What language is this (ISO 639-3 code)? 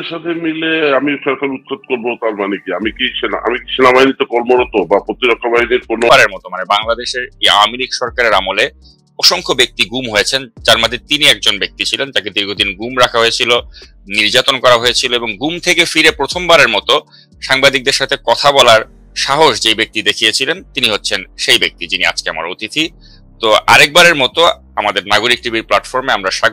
ron